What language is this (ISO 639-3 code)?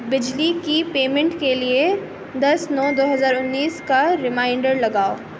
urd